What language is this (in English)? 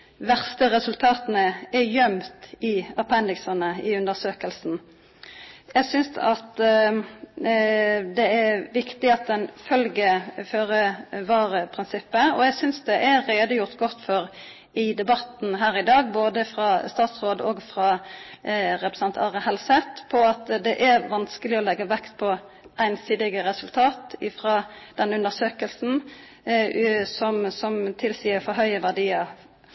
Norwegian Nynorsk